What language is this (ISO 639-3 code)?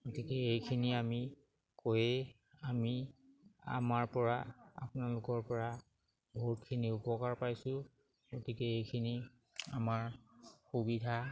asm